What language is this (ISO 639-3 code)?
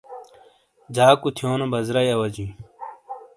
scl